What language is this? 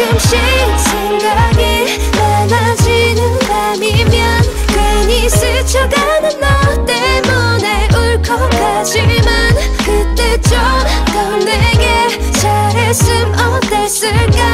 Korean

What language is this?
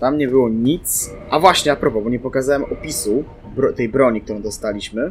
Polish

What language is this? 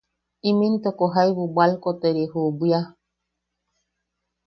Yaqui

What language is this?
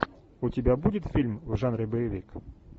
Russian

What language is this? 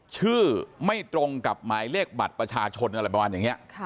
Thai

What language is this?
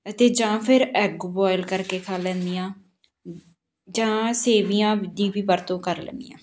Punjabi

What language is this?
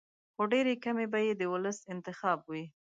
Pashto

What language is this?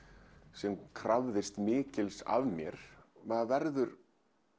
Icelandic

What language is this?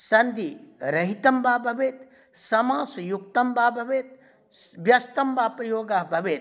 Sanskrit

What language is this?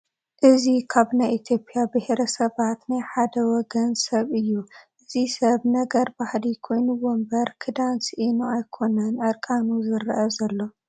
Tigrinya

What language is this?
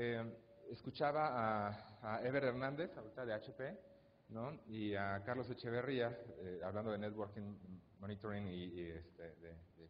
Spanish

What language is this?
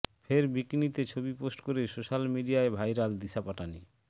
Bangla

